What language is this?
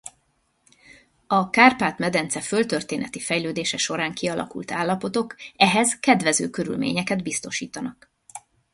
Hungarian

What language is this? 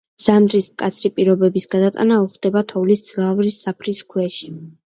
Georgian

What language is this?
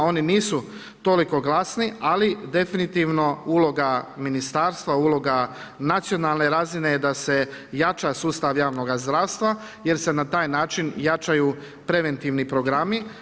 Croatian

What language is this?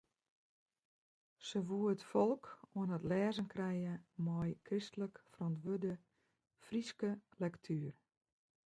Western Frisian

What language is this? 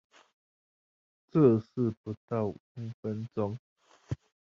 Chinese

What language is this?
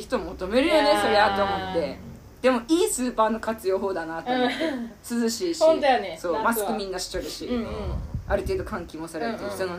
Japanese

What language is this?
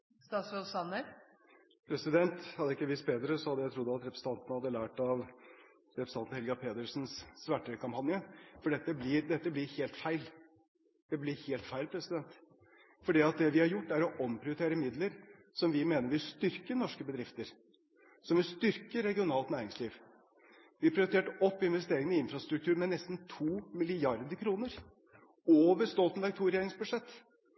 Norwegian Bokmål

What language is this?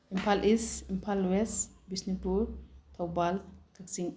Manipuri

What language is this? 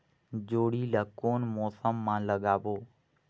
Chhattisgarhi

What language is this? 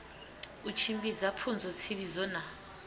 Venda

